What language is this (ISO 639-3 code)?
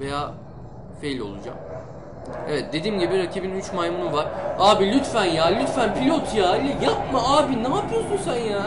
tur